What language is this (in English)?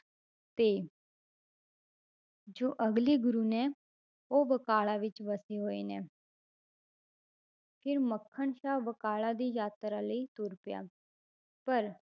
Punjabi